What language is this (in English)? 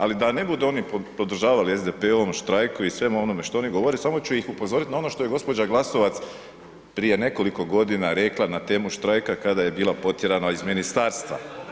Croatian